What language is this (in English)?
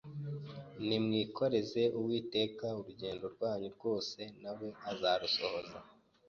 Kinyarwanda